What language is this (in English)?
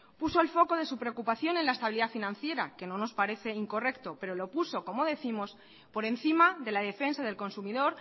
Spanish